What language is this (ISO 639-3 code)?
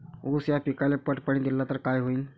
mar